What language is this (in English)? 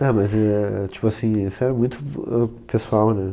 Portuguese